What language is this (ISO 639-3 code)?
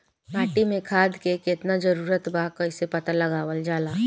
bho